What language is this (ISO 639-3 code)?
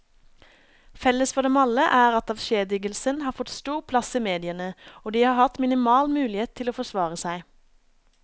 nor